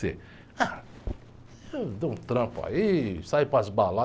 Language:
Portuguese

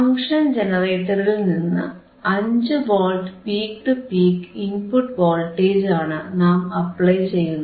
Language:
Malayalam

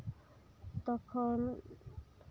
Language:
Santali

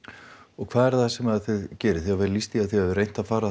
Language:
Icelandic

